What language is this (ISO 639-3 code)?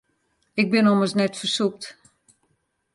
fry